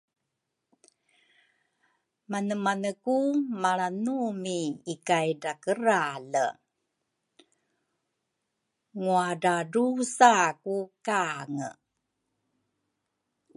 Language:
Rukai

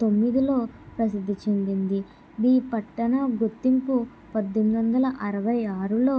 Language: Telugu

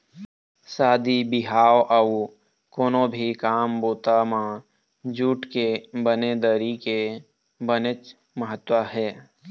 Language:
Chhattisgarhi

